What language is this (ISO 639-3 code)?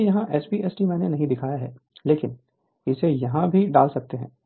hin